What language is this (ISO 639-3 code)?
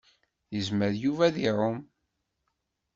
kab